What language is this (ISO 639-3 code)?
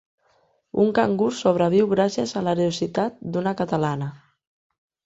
cat